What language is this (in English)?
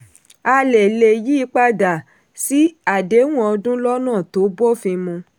Yoruba